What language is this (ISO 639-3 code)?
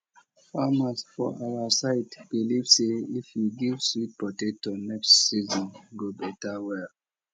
pcm